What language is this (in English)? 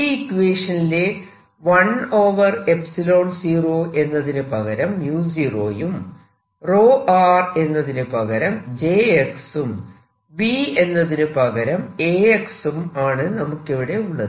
Malayalam